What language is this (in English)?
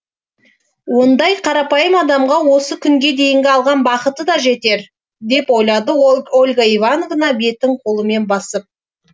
Kazakh